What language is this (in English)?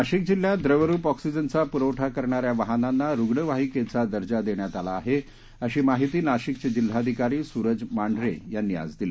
Marathi